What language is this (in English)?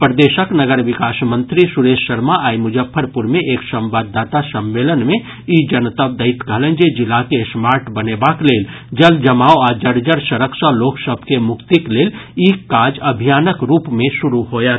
Maithili